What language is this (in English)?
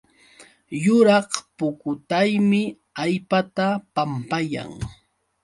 Yauyos Quechua